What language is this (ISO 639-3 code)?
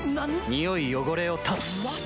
jpn